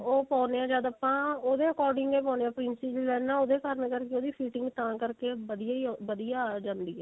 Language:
Punjabi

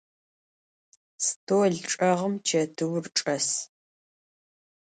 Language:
Adyghe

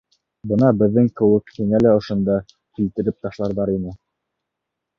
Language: Bashkir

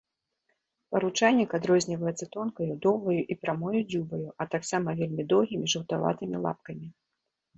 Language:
Belarusian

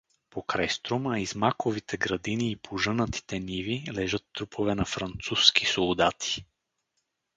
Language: Bulgarian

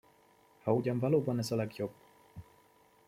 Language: Hungarian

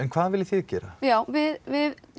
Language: Icelandic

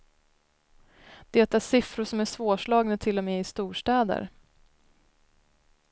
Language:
Swedish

